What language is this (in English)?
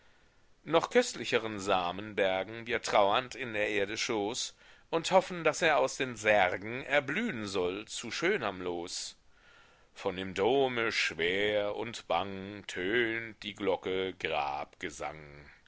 German